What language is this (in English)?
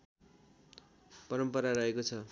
Nepali